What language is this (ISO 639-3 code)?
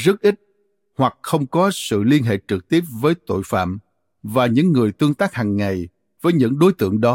vie